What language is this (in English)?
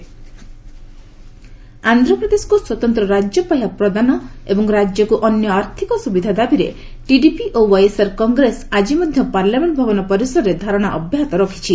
Odia